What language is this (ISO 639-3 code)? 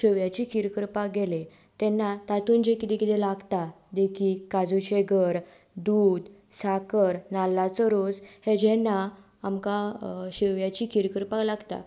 kok